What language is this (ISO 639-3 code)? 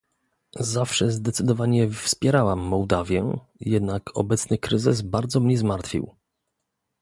pol